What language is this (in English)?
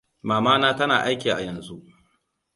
Hausa